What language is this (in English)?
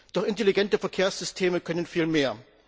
German